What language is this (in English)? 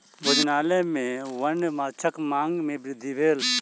Maithili